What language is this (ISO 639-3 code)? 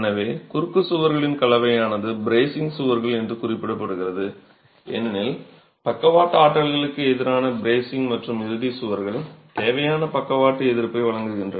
tam